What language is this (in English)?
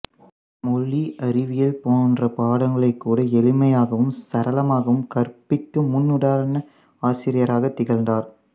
Tamil